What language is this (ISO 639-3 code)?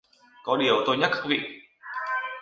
vie